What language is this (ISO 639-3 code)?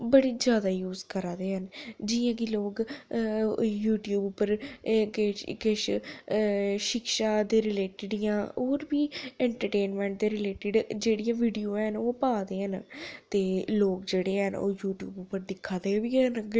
doi